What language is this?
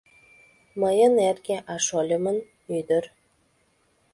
Mari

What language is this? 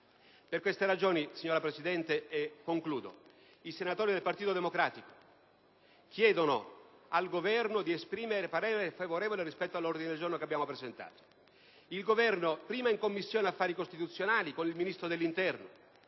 Italian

